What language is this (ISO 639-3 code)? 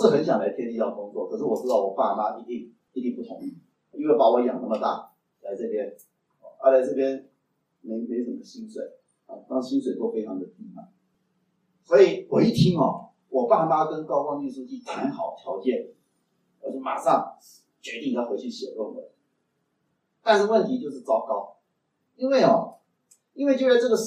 zho